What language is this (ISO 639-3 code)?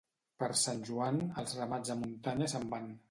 cat